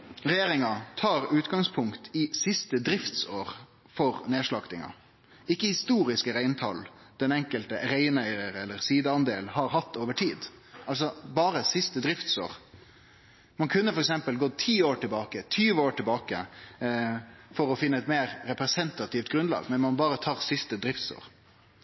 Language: Norwegian Nynorsk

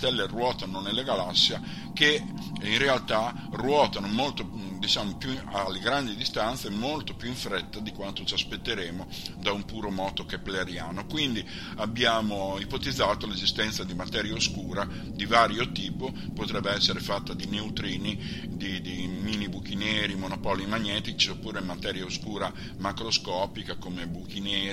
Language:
Italian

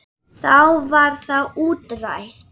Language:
Icelandic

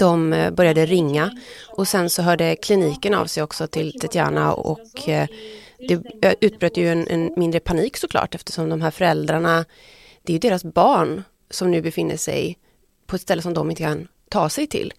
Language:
Swedish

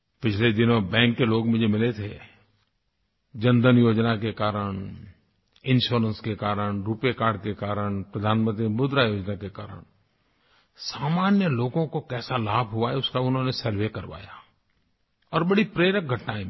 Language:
Hindi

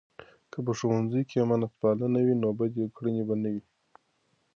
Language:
Pashto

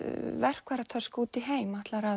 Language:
Icelandic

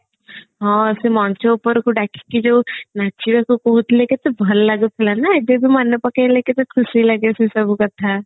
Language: Odia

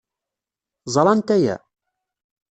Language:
Kabyle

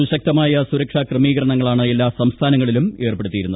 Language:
Malayalam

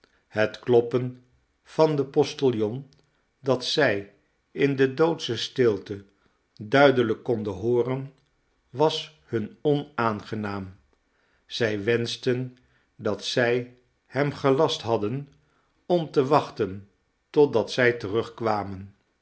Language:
Dutch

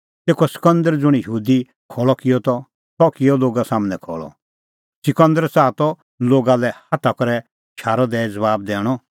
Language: Kullu Pahari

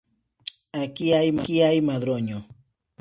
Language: Spanish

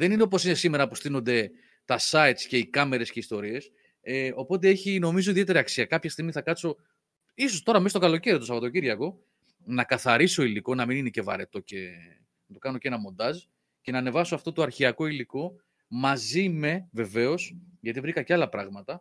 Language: Greek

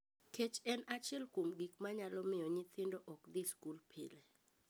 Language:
Luo (Kenya and Tanzania)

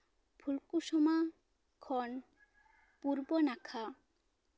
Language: Santali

